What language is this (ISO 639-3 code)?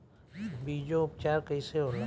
bho